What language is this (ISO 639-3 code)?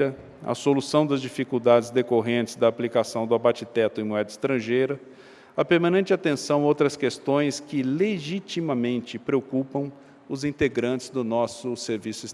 por